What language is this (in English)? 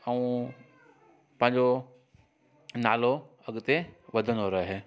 Sindhi